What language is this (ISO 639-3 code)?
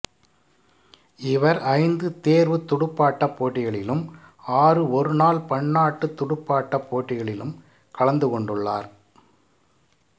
tam